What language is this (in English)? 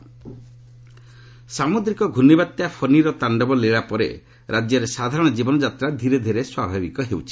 Odia